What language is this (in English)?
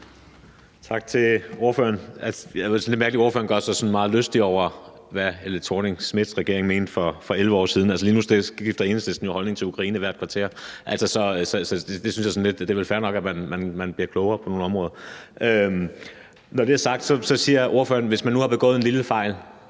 Danish